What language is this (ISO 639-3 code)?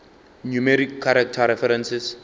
nso